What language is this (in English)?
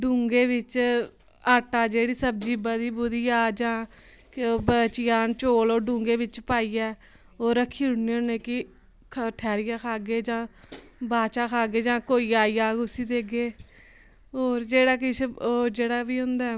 Dogri